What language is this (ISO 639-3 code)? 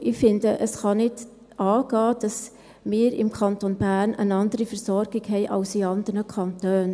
gsw